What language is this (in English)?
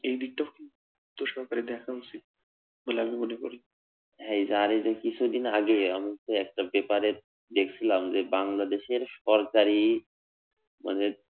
Bangla